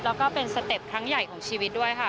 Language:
Thai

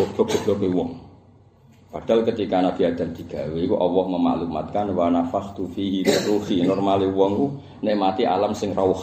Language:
Indonesian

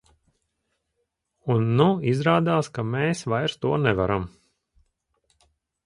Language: Latvian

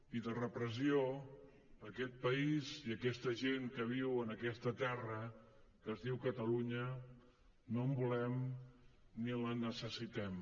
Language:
Catalan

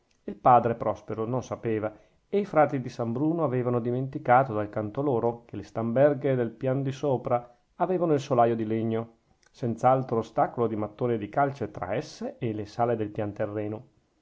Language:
Italian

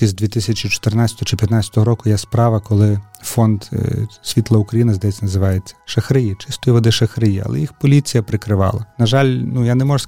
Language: Ukrainian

